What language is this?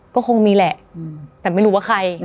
Thai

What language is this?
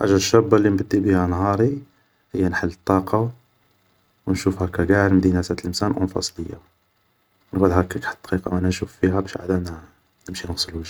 Algerian Arabic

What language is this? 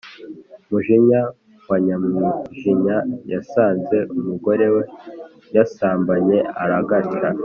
Kinyarwanda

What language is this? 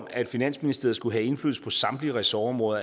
Danish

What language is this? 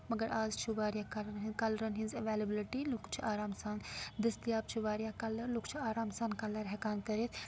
Kashmiri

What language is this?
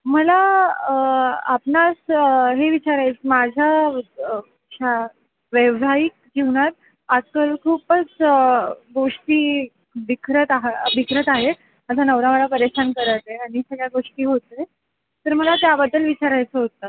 Marathi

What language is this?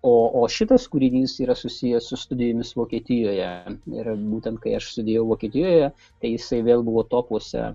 Lithuanian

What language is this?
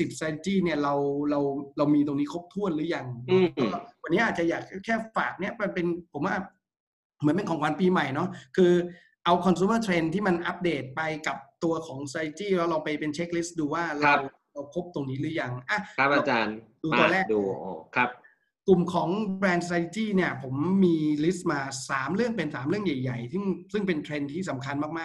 Thai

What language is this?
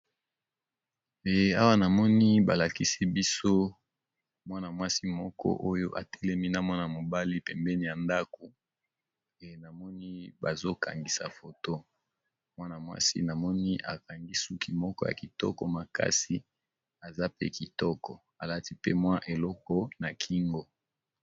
Lingala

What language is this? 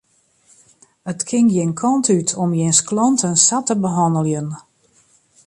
Western Frisian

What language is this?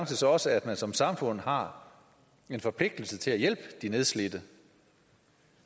Danish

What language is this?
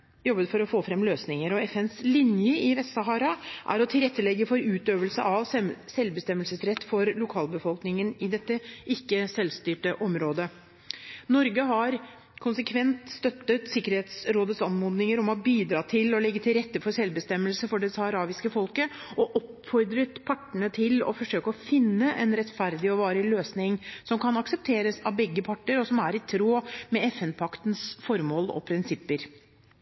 Norwegian Bokmål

